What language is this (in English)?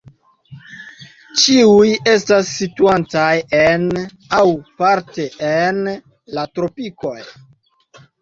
Esperanto